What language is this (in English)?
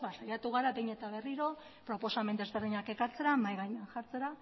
Basque